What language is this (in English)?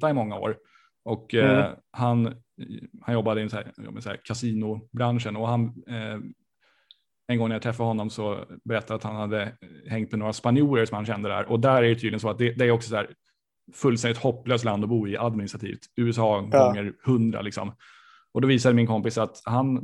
Swedish